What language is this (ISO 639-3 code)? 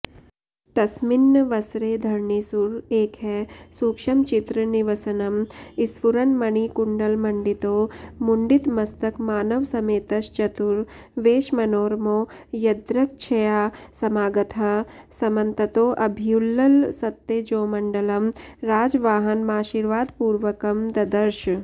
san